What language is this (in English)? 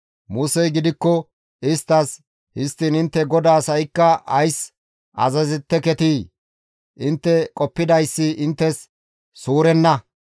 Gamo